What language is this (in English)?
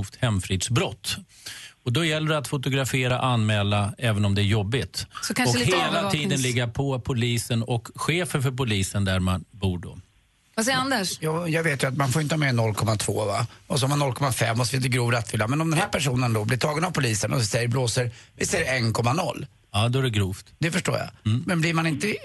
Swedish